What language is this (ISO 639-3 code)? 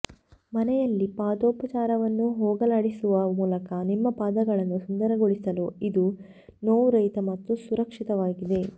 kan